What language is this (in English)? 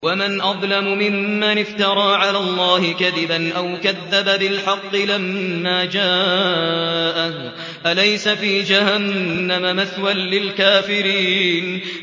Arabic